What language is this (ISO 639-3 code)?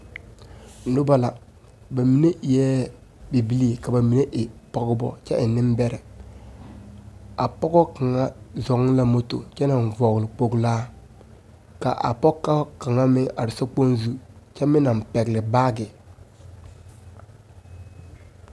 dga